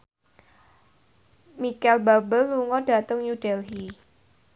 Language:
Javanese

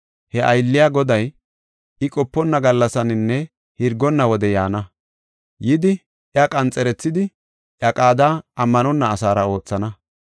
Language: Gofa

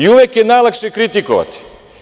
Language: Serbian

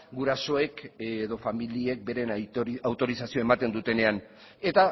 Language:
Basque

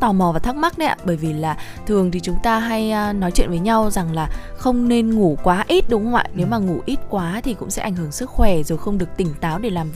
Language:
Vietnamese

